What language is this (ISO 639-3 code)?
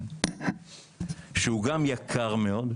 heb